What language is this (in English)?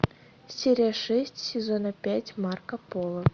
Russian